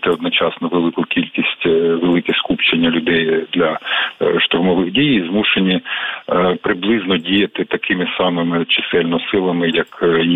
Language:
Ukrainian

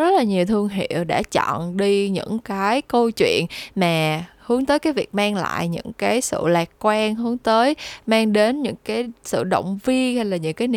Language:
Vietnamese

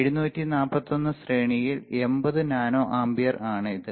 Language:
Malayalam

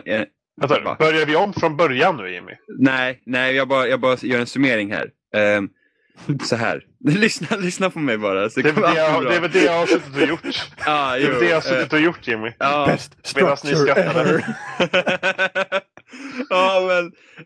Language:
Swedish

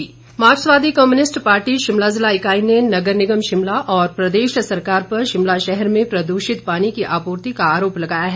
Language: Hindi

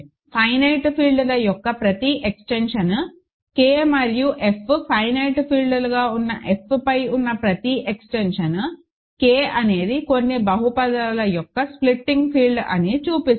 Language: Telugu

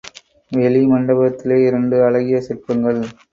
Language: Tamil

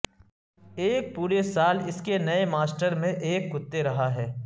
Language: Urdu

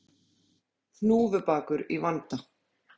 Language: Icelandic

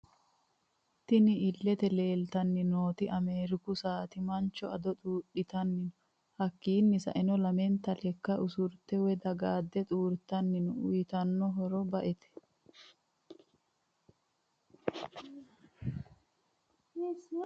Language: Sidamo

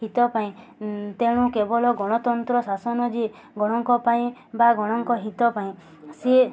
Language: Odia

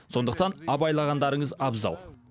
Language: Kazakh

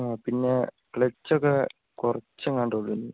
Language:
Malayalam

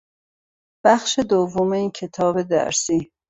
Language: Persian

